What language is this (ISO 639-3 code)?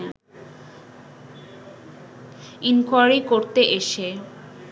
ben